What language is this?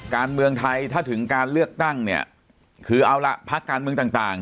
Thai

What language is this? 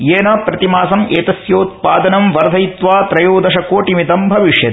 Sanskrit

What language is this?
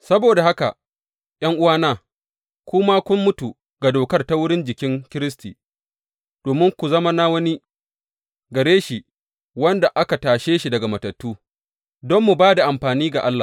Hausa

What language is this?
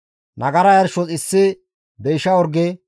Gamo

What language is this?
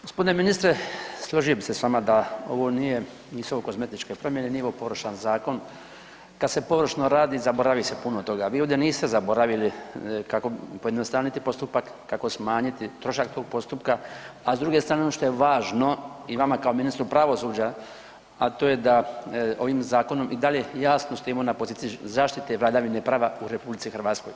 Croatian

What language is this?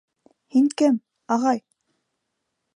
Bashkir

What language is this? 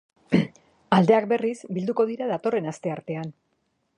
Basque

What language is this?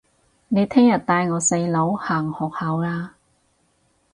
Cantonese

